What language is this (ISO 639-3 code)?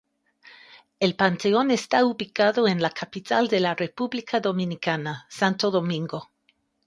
spa